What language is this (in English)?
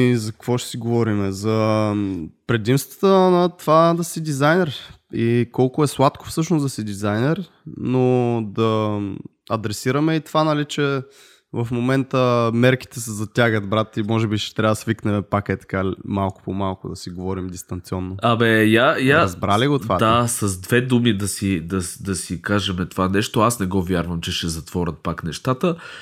Bulgarian